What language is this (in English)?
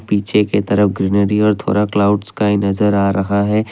Hindi